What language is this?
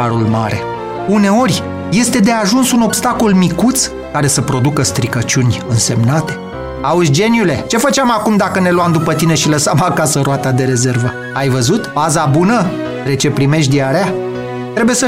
Romanian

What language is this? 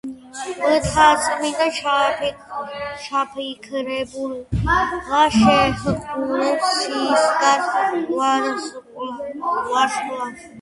Georgian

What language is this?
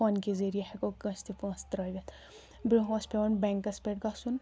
Kashmiri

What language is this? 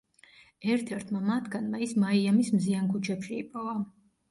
Georgian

